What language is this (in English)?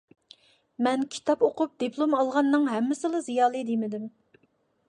Uyghur